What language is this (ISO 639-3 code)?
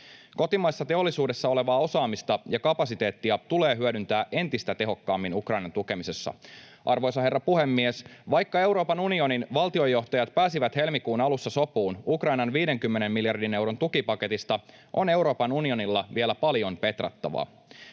fin